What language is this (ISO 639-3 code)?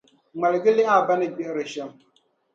dag